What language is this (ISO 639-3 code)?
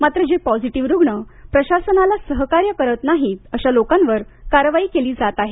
mar